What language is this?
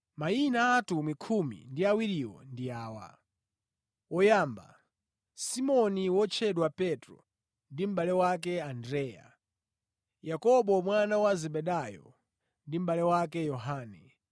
Nyanja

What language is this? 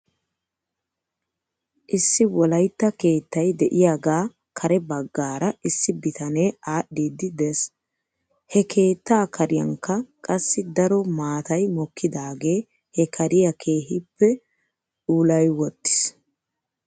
Wolaytta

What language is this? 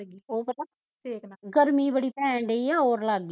Punjabi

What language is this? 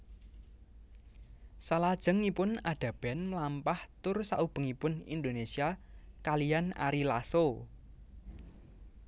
Javanese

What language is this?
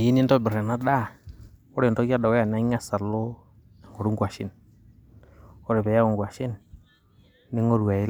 Masai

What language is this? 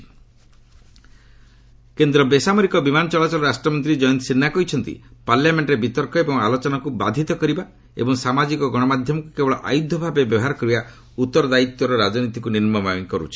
Odia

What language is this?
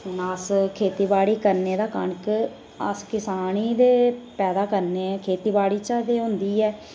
Dogri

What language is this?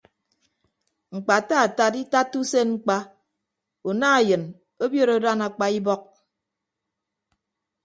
Ibibio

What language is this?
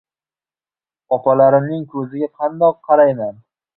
Uzbek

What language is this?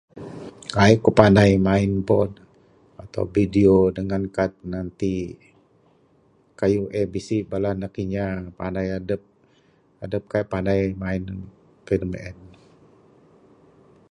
Bukar-Sadung Bidayuh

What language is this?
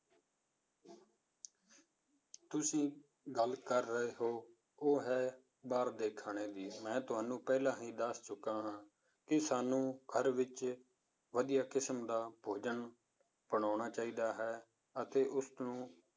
Punjabi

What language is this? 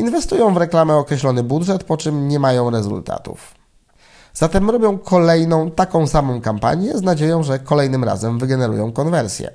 Polish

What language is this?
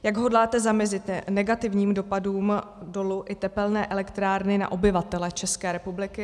Czech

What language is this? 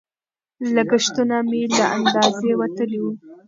Pashto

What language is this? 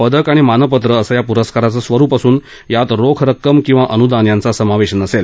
Marathi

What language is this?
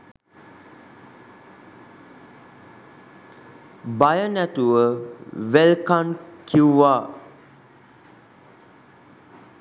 Sinhala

